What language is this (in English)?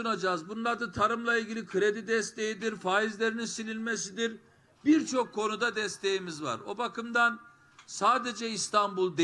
Turkish